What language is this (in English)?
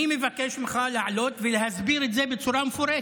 Hebrew